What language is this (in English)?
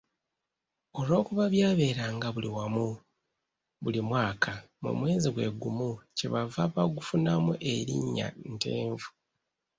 Ganda